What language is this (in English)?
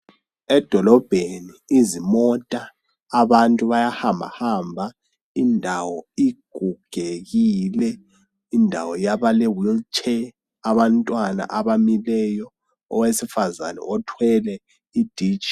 North Ndebele